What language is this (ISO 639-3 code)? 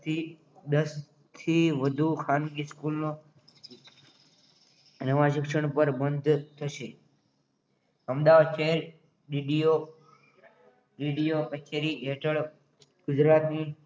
guj